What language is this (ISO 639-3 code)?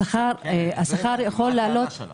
heb